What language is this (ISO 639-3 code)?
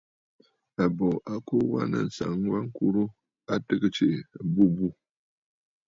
bfd